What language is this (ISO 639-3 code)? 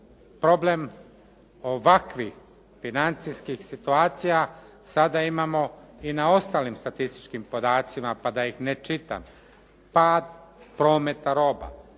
hrv